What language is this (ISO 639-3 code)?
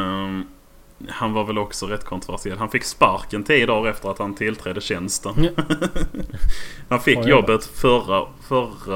swe